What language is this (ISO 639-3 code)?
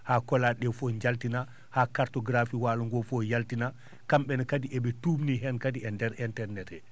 ful